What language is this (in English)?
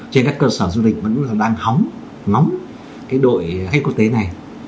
Vietnamese